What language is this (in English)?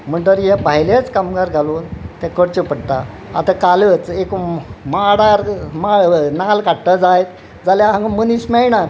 Konkani